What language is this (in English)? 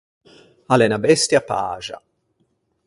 Ligurian